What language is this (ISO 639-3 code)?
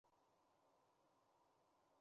zho